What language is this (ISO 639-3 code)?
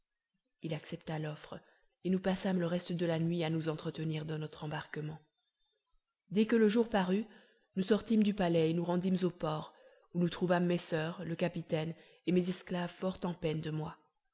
fra